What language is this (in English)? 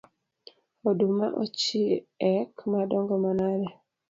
Luo (Kenya and Tanzania)